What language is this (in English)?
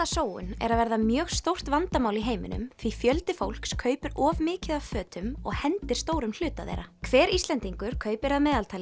Icelandic